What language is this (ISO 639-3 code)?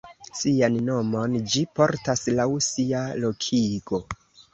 epo